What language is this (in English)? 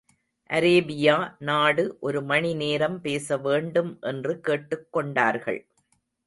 Tamil